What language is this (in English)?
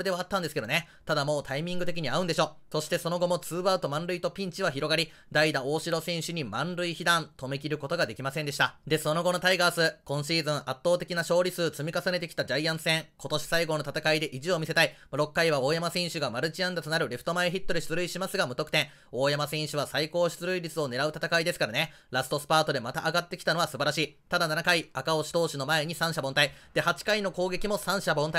Japanese